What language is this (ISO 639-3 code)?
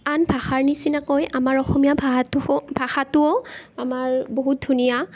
asm